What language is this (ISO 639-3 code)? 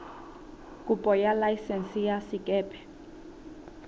sot